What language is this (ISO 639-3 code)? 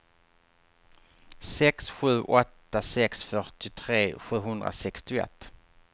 swe